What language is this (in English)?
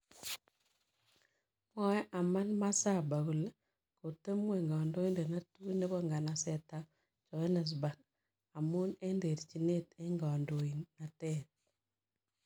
Kalenjin